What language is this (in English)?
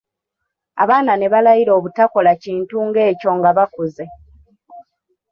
Ganda